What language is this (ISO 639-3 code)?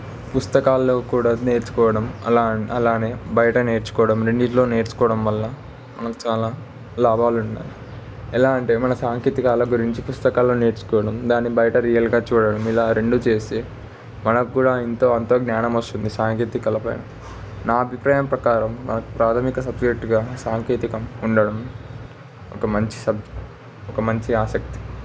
tel